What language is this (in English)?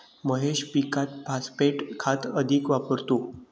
Marathi